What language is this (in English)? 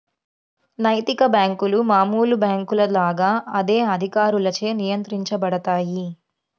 Telugu